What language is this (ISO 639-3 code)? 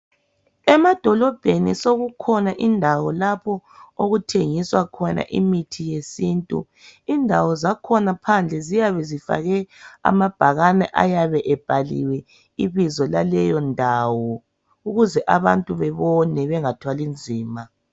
nde